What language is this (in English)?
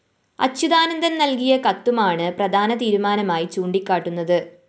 Malayalam